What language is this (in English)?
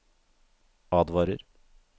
Norwegian